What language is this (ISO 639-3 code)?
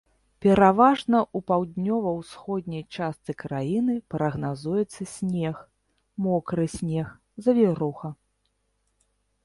bel